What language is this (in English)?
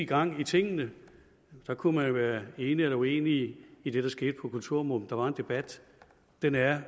Danish